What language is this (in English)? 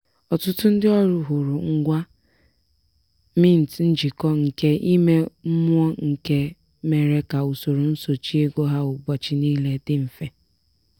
Igbo